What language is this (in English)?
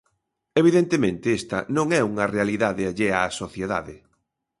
Galician